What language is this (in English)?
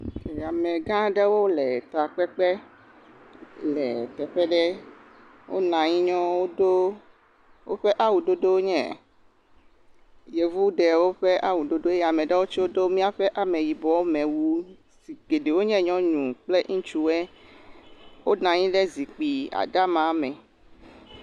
Ewe